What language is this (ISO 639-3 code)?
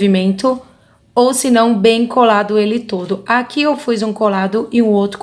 por